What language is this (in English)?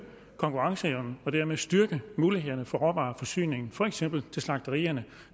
Danish